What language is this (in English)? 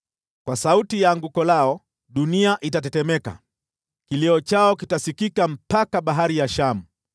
Swahili